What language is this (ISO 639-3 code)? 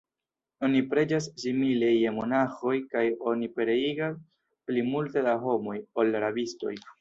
epo